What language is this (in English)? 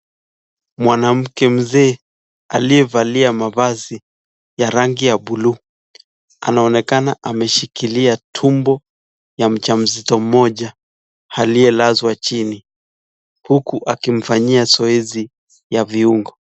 Swahili